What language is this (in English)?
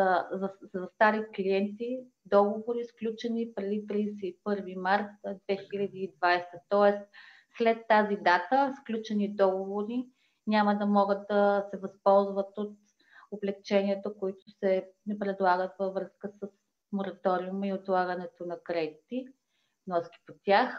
Bulgarian